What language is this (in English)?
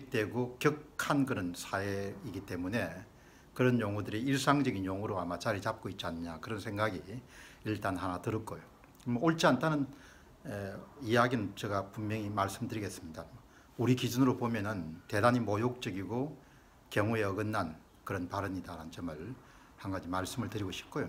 Korean